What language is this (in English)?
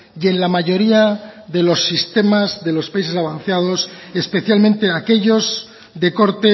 Spanish